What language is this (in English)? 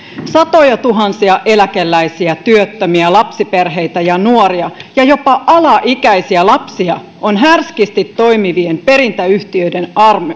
Finnish